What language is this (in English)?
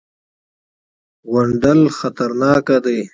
Pashto